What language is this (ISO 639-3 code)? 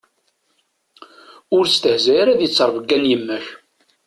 kab